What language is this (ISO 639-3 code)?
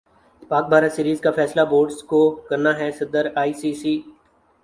urd